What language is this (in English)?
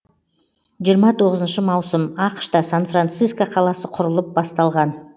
Kazakh